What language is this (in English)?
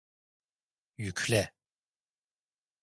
Turkish